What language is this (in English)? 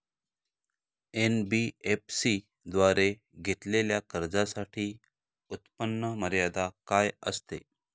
Marathi